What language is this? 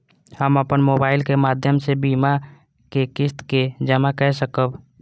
Maithili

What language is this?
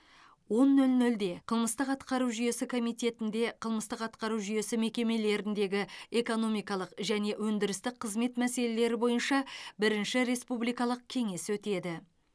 Kazakh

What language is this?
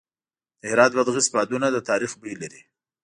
Pashto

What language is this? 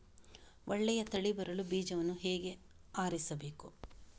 Kannada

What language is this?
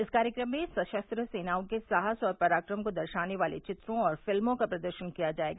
Hindi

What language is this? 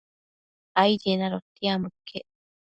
Matsés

